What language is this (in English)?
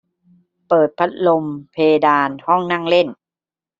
Thai